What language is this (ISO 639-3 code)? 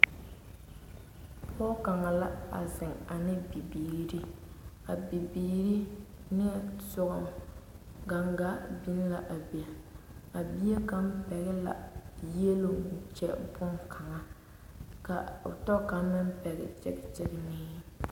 dga